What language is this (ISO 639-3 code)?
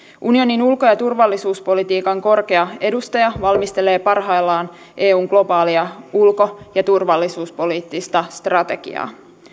fin